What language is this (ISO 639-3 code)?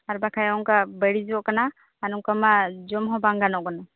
sat